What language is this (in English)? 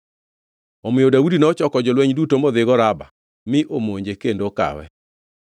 Luo (Kenya and Tanzania)